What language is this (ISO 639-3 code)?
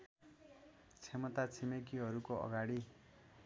nep